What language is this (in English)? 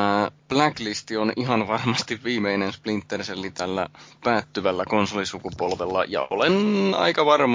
Finnish